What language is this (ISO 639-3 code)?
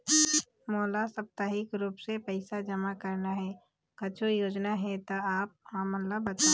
hne